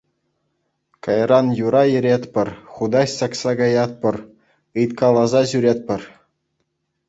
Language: Chuvash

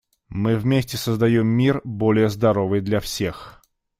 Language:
Russian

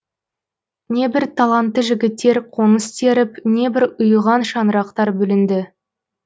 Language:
Kazakh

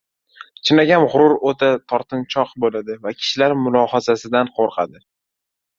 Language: Uzbek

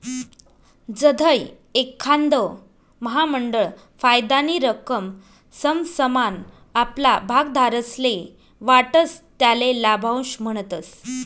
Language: Marathi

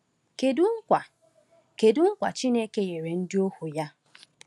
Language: Igbo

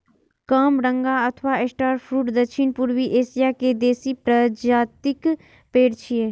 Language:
Maithili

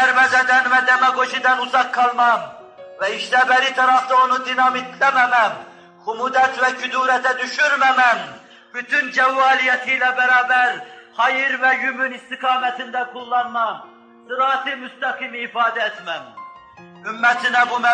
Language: Turkish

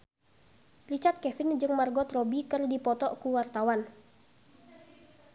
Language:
Sundanese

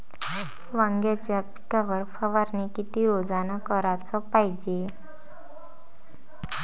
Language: Marathi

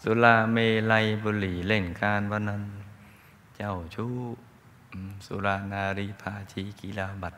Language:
Thai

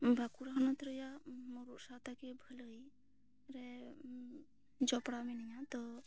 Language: Santali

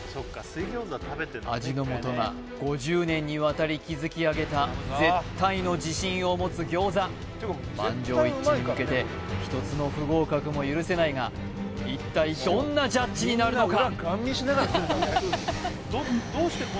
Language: Japanese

